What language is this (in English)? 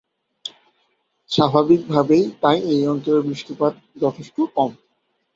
Bangla